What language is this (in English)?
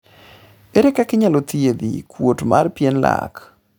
Luo (Kenya and Tanzania)